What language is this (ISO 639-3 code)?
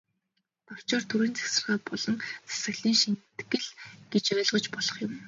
mon